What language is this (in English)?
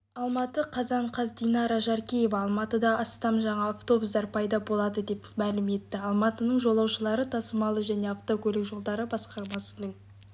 Kazakh